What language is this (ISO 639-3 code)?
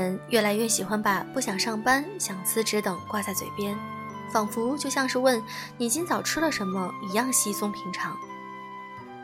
zho